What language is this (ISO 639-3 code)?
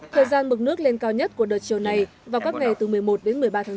vie